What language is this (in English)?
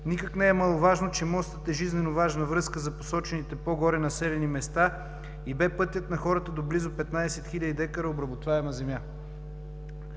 Bulgarian